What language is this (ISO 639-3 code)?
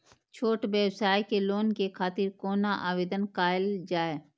mai